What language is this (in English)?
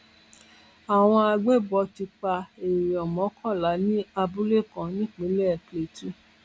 Yoruba